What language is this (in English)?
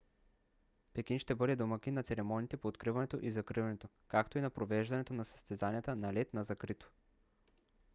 Bulgarian